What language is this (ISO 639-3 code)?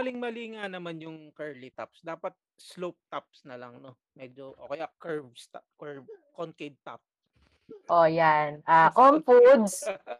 fil